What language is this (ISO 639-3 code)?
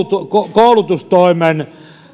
fin